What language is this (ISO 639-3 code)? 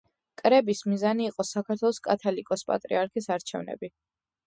kat